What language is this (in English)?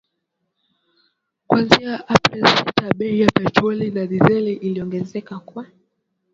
Swahili